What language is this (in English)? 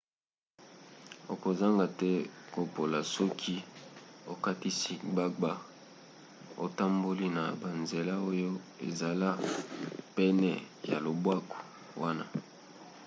Lingala